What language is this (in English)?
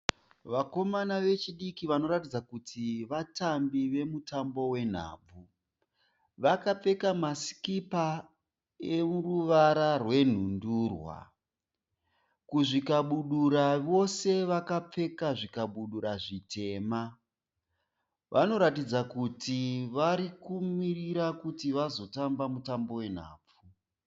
Shona